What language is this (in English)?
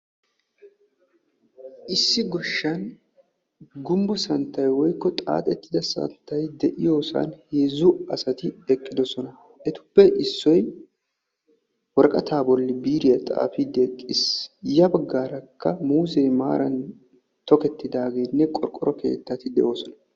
Wolaytta